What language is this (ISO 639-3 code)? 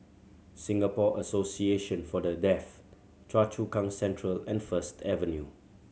eng